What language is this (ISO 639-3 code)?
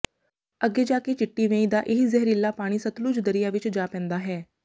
pan